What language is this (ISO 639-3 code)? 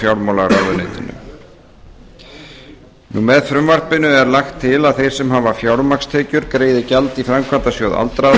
isl